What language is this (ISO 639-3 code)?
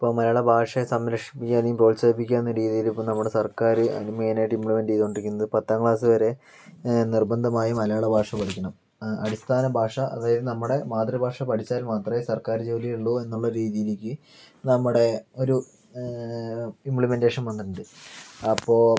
mal